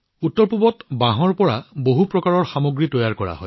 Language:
Assamese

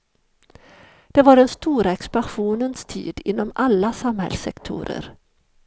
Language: Swedish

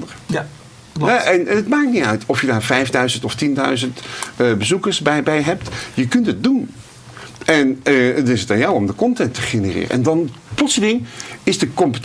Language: Dutch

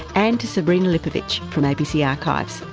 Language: English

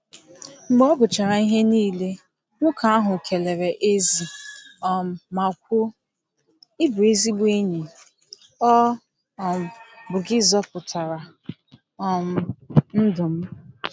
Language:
Igbo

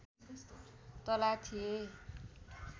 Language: Nepali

